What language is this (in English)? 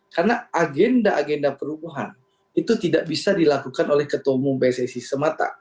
Indonesian